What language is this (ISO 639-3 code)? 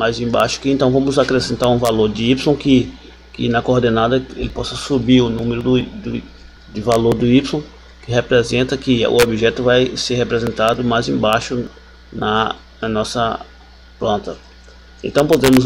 por